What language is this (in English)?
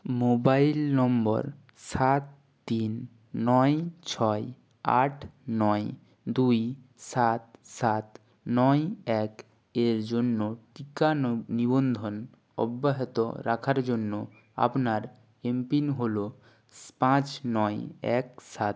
Bangla